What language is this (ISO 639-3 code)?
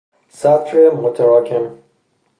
fas